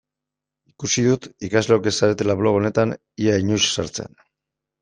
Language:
Basque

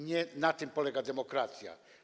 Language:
Polish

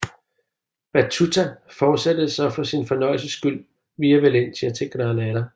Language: Danish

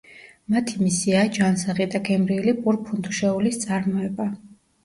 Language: Georgian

